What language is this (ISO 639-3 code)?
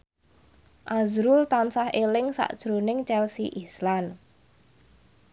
jav